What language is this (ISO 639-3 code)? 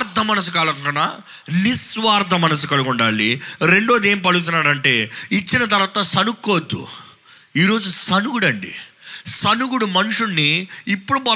tel